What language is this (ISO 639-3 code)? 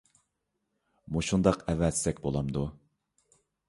uig